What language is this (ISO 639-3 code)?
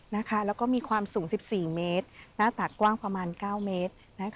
tha